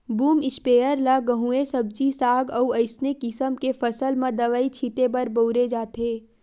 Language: Chhattisgarhi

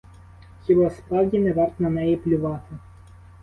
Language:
Ukrainian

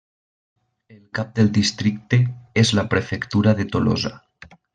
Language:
Catalan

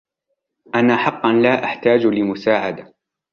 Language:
Arabic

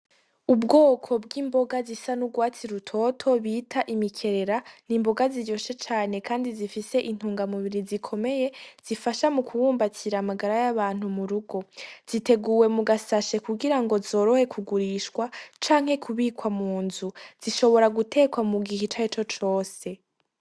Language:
Rundi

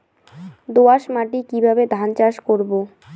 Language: Bangla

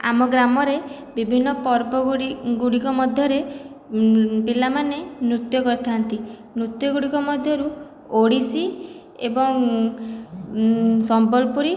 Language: Odia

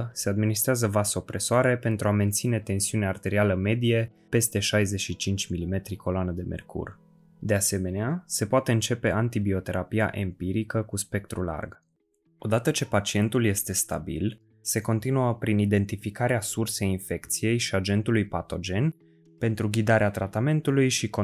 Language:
Romanian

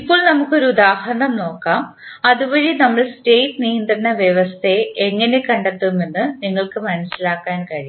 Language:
Malayalam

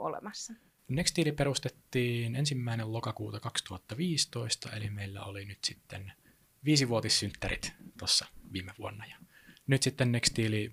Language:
Finnish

